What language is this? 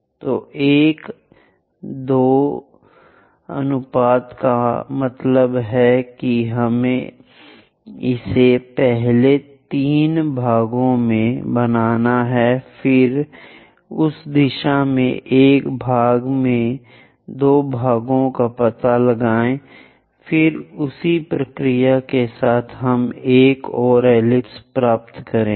Hindi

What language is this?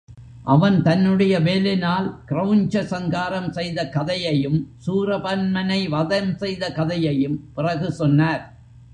Tamil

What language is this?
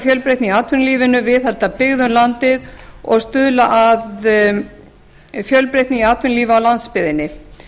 Icelandic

